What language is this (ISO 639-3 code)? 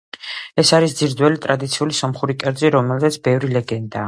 kat